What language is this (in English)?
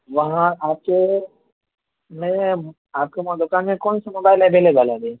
Urdu